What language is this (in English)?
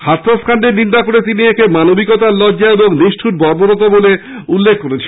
Bangla